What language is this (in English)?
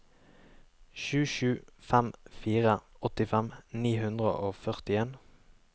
Norwegian